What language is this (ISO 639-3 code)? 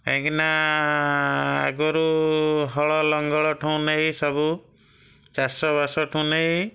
ori